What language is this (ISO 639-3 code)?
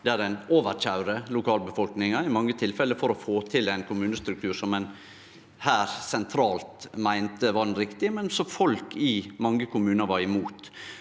nor